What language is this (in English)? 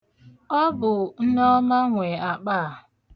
Igbo